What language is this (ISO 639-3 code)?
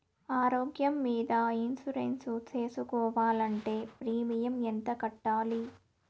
tel